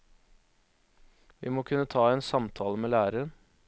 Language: Norwegian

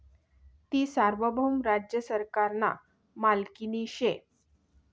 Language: Marathi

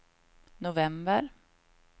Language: Swedish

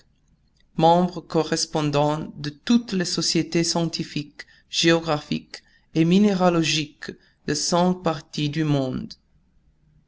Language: French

